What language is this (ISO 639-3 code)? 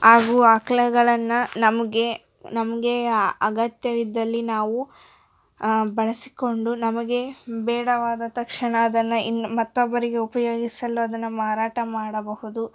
kan